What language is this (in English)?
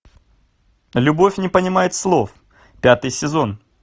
Russian